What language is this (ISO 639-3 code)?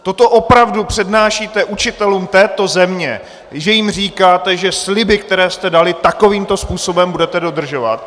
ces